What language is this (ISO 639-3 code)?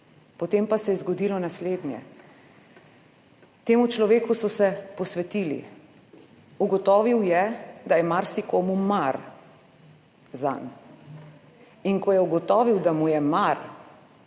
slv